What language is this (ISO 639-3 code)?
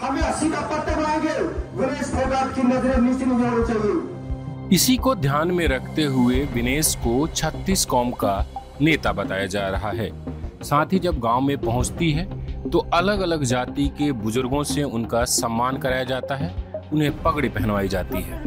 hin